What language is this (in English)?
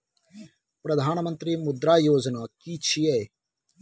Maithili